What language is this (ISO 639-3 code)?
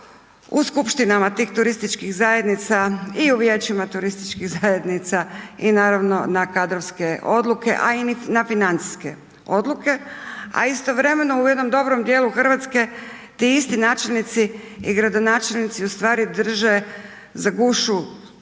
hrv